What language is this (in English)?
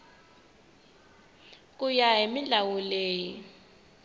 Tsonga